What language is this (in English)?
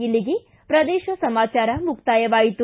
Kannada